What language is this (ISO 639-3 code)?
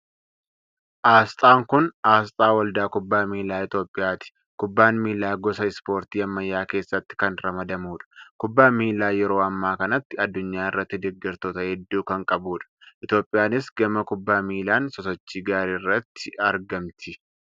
orm